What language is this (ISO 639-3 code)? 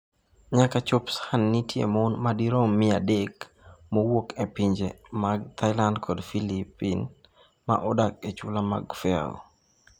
luo